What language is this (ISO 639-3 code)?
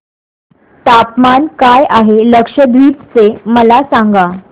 mar